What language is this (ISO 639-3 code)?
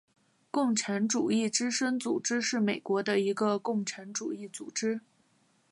zho